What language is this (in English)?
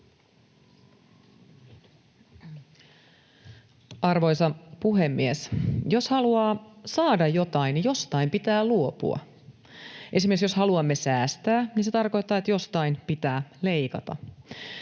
Finnish